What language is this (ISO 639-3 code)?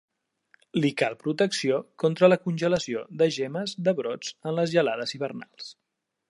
cat